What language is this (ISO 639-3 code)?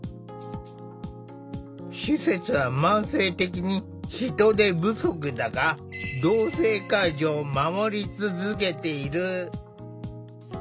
jpn